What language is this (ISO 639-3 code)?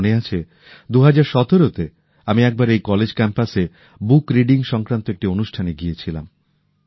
ben